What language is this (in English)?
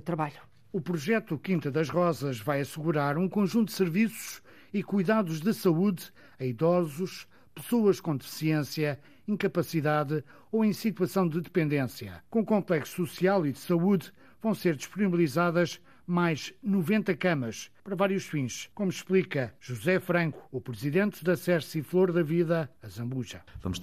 Portuguese